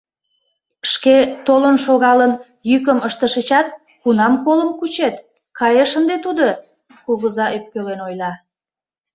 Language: Mari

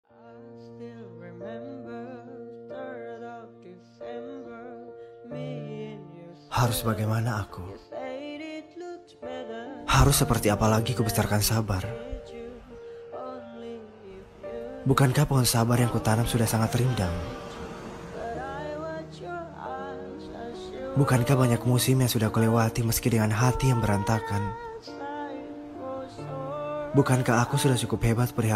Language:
Indonesian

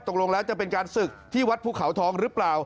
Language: Thai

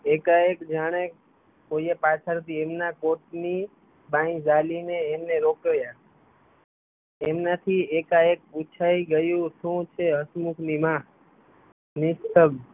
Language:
Gujarati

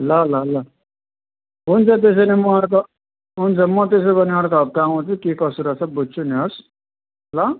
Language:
Nepali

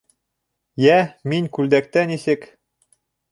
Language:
Bashkir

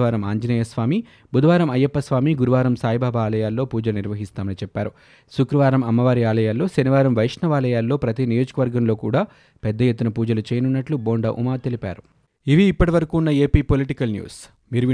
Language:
Telugu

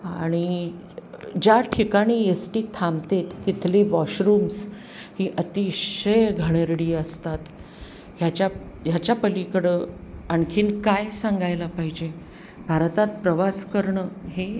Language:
Marathi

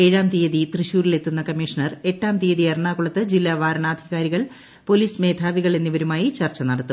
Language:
Malayalam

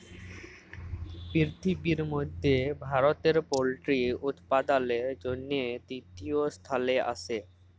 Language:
Bangla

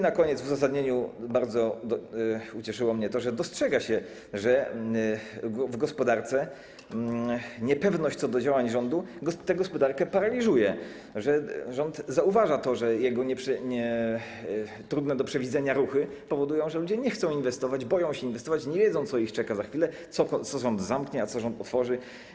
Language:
Polish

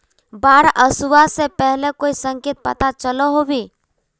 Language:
Magahi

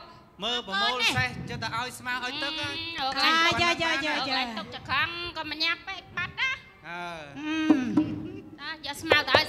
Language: Thai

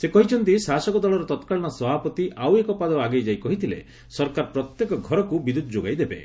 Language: Odia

